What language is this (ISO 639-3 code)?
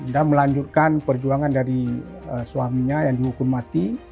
ind